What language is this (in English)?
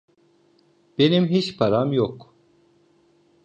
Turkish